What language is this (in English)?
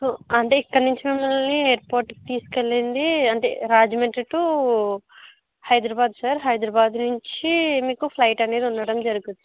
Telugu